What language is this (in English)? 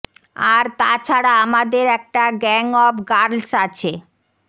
Bangla